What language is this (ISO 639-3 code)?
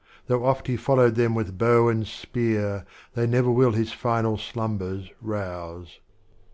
eng